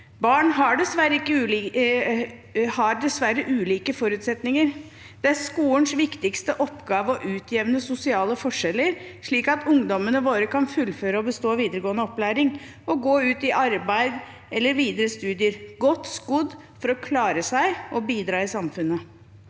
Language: Norwegian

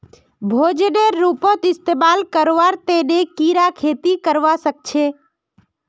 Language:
Magahi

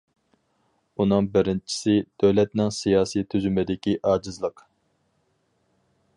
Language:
Uyghur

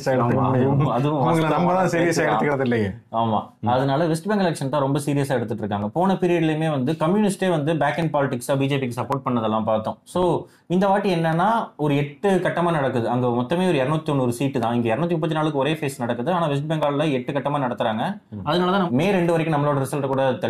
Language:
Tamil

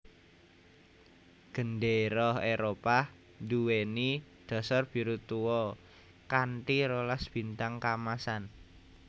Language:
Javanese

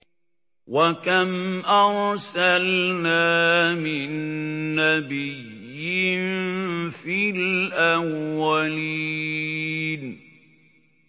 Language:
Arabic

